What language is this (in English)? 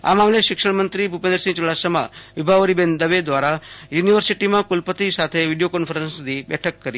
Gujarati